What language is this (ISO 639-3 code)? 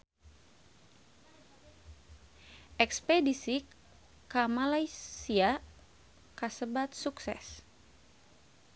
sun